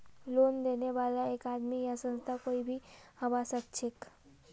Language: Magahi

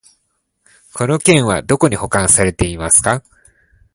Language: Japanese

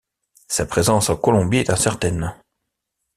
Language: French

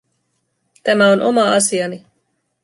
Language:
Finnish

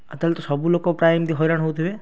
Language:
Odia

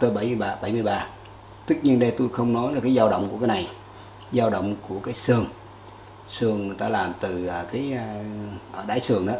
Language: Vietnamese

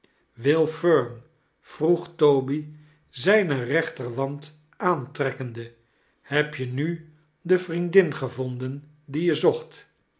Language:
Dutch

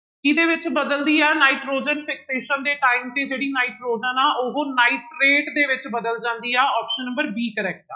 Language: Punjabi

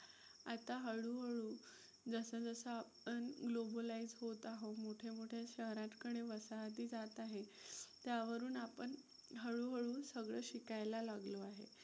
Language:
Marathi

